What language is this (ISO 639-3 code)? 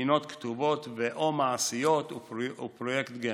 heb